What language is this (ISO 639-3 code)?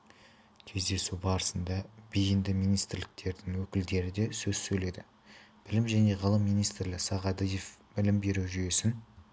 kaz